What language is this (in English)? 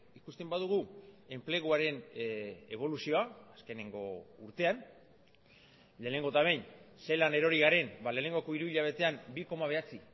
Basque